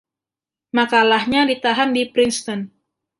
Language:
Indonesian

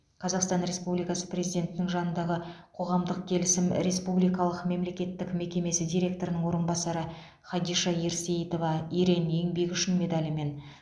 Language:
Kazakh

